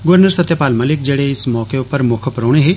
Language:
Dogri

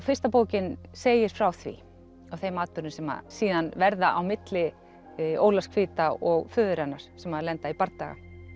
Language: Icelandic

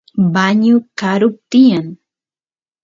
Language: Santiago del Estero Quichua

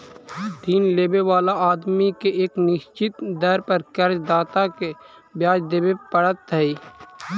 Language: Magahi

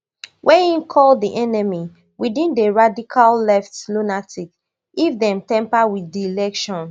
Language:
Nigerian Pidgin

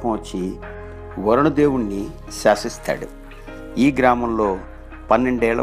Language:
Telugu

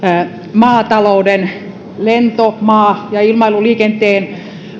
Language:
Finnish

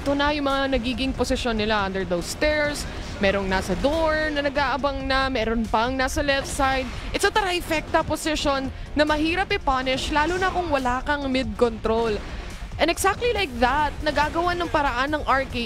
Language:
Filipino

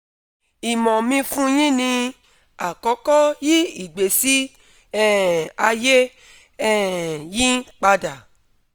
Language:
Yoruba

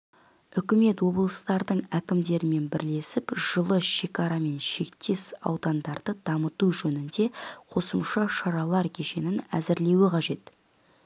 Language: Kazakh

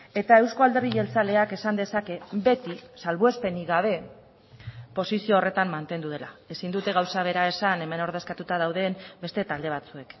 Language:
Basque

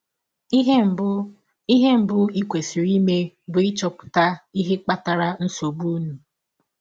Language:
Igbo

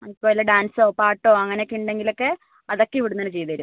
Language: Malayalam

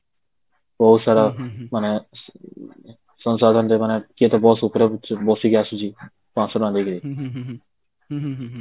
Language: Odia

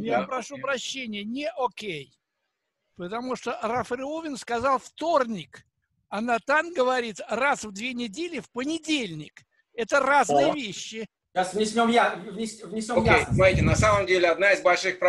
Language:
Russian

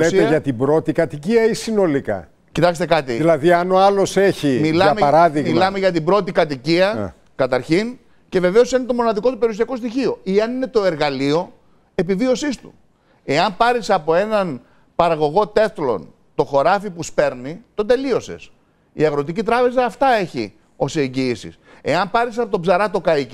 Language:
Greek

